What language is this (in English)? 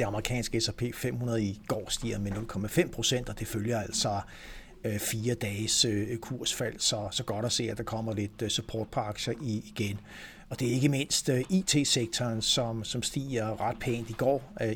Danish